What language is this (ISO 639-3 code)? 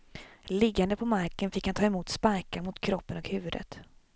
swe